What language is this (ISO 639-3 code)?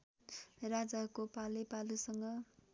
nep